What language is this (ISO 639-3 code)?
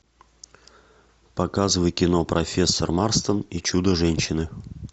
rus